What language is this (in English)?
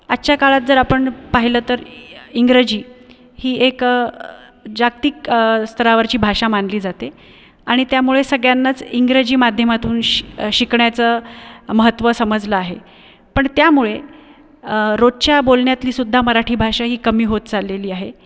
Marathi